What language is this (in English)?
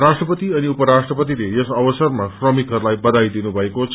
Nepali